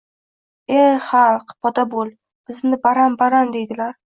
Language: Uzbek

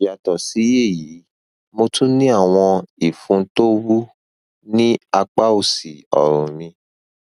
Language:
Yoruba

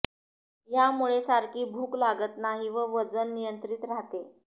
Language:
Marathi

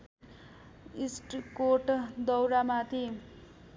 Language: Nepali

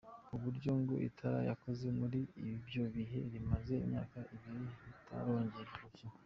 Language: Kinyarwanda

